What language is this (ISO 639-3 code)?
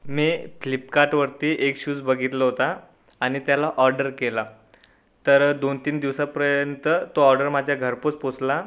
mar